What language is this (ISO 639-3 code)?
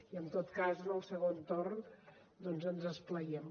cat